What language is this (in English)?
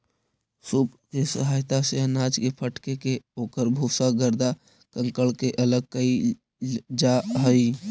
Magahi